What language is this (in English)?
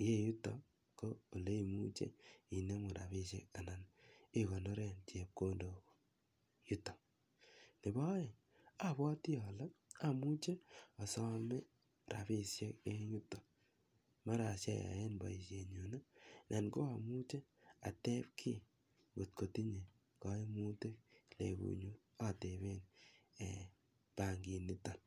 Kalenjin